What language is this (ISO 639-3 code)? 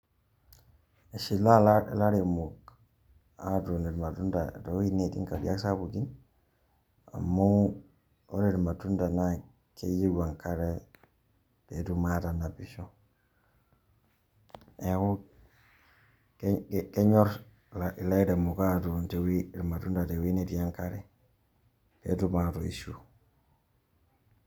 mas